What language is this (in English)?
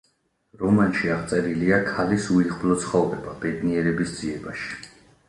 Georgian